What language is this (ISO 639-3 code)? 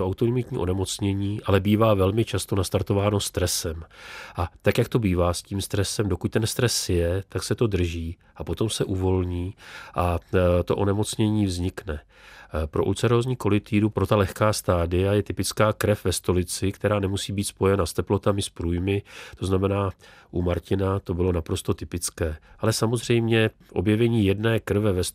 ces